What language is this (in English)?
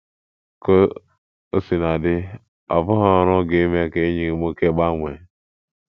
Igbo